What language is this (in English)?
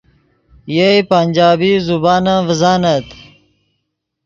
Yidgha